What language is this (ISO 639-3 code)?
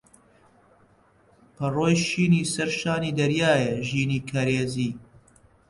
ckb